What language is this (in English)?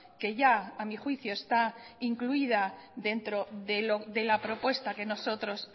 Spanish